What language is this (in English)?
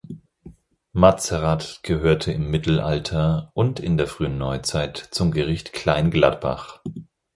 German